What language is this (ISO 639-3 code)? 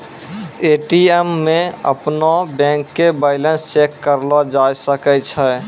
mai